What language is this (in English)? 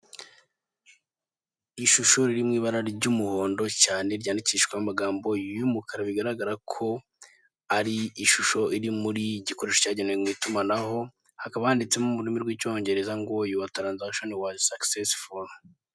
Kinyarwanda